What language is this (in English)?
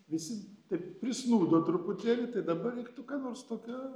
Lithuanian